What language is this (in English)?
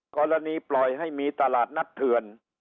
Thai